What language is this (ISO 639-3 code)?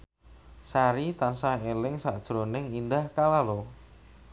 jav